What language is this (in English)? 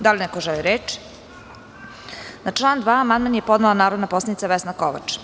Serbian